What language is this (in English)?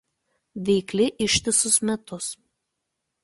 Lithuanian